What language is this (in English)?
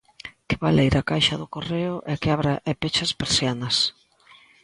Galician